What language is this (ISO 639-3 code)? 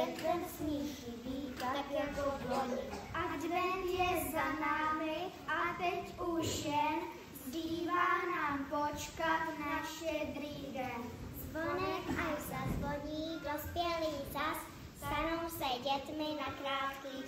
ces